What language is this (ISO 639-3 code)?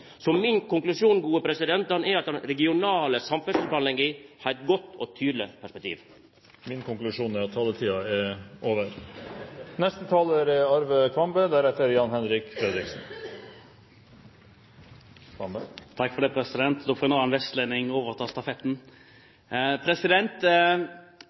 nor